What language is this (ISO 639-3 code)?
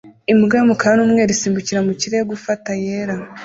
kin